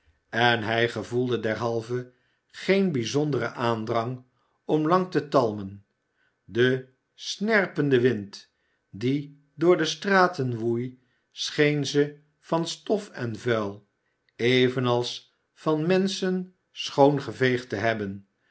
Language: Dutch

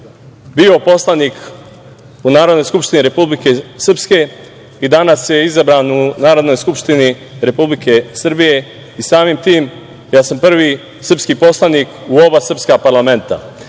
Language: Serbian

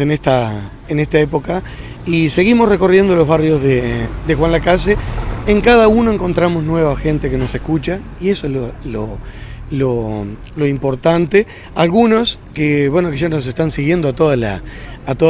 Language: Spanish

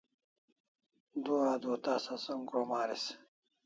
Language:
Kalasha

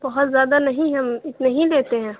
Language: Urdu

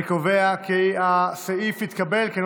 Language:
Hebrew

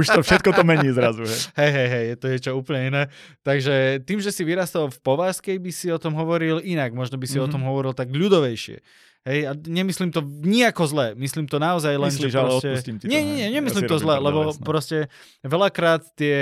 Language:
Slovak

